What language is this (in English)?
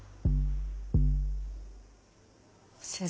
Japanese